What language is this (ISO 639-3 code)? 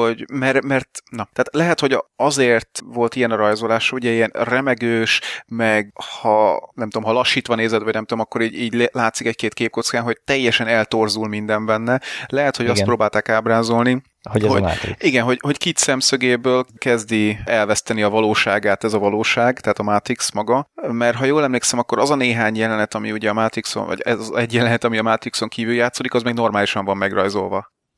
hun